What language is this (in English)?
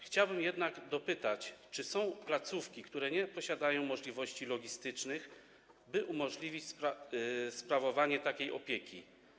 Polish